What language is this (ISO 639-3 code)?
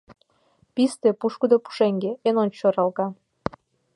chm